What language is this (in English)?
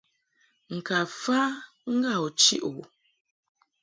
Mungaka